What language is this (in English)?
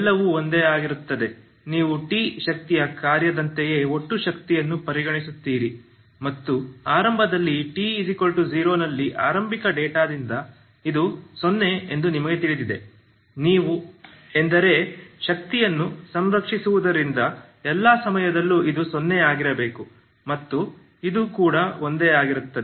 Kannada